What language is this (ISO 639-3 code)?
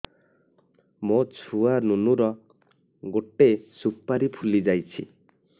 ori